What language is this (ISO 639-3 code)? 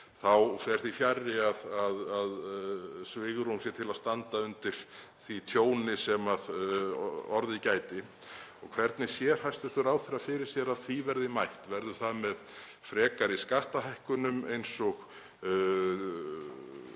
isl